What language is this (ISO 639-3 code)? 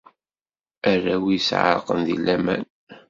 kab